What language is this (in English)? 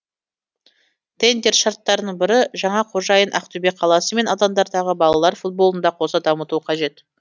Kazakh